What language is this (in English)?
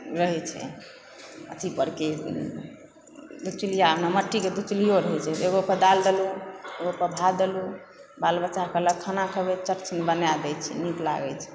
Maithili